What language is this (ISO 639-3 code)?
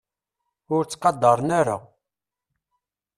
kab